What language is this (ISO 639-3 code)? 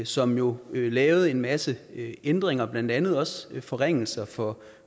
dan